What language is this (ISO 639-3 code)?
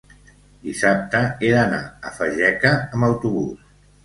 cat